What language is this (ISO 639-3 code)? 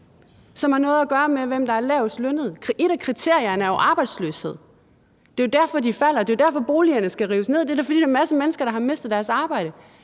dan